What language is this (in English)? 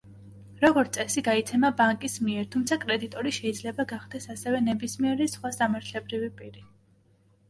Georgian